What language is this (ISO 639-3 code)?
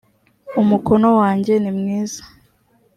kin